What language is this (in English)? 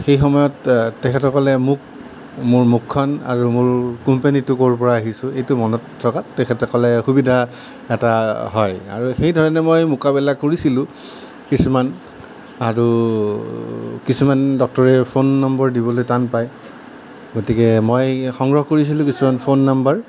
Assamese